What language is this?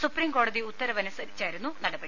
Malayalam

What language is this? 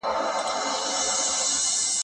Pashto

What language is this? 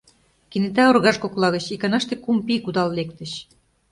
Mari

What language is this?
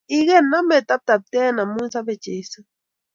Kalenjin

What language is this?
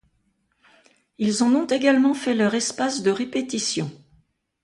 French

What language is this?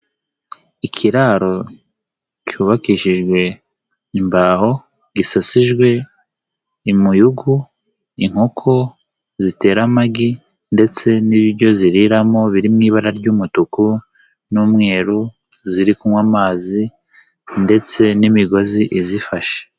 Kinyarwanda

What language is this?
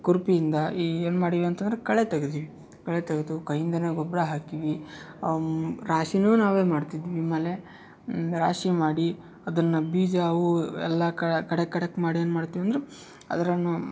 Kannada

